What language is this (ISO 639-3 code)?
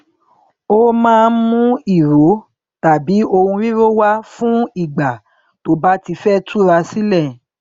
yor